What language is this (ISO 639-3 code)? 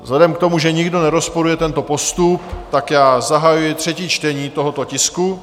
ces